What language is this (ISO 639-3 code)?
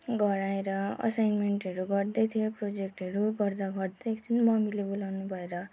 nep